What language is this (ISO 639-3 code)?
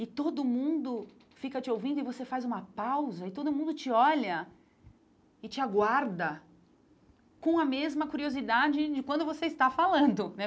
por